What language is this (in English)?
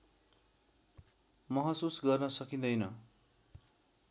Nepali